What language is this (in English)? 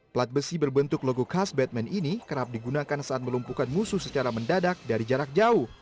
Indonesian